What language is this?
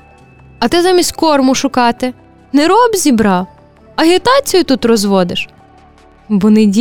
Ukrainian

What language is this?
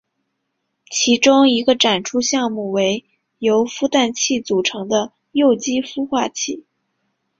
Chinese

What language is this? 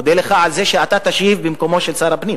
Hebrew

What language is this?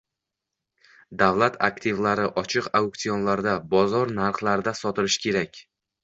Uzbek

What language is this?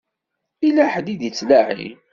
Kabyle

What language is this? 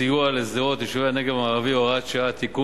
Hebrew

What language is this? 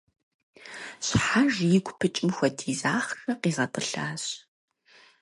Kabardian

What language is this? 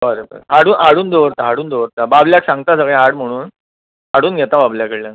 Konkani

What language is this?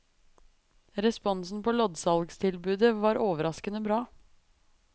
Norwegian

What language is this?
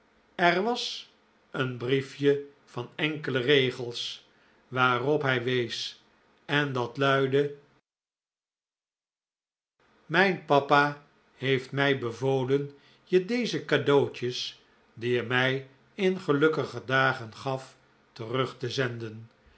Dutch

